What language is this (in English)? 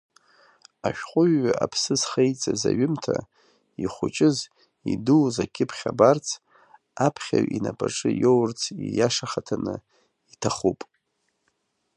Abkhazian